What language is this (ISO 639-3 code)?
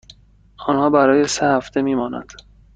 fas